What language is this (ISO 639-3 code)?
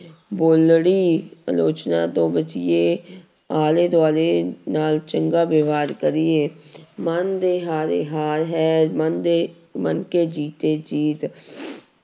pan